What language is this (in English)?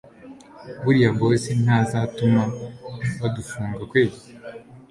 Kinyarwanda